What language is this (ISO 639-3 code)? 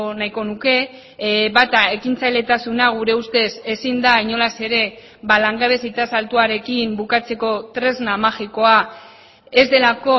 eus